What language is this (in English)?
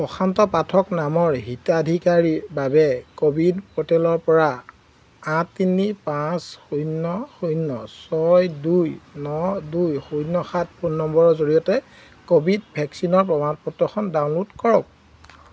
Assamese